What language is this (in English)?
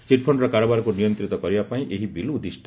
Odia